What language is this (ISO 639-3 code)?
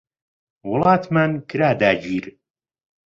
ckb